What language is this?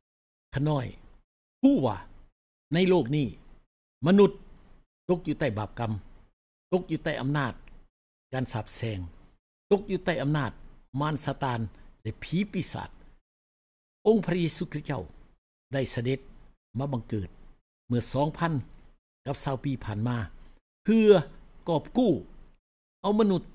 Thai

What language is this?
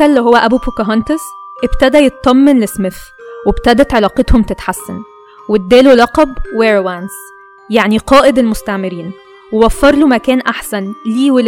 Arabic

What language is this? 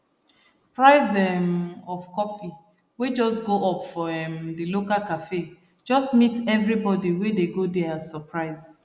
Nigerian Pidgin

